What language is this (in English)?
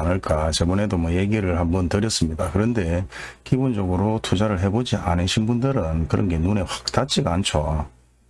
Korean